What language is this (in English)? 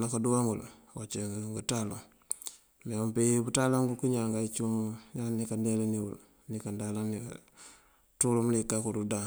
Mandjak